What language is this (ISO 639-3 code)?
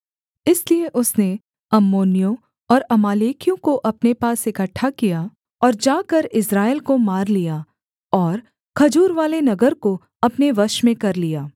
hin